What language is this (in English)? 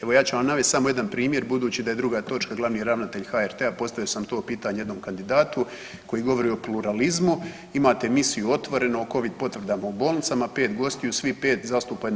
Croatian